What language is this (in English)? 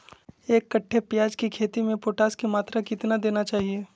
Magahi